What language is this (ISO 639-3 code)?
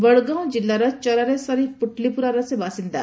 ori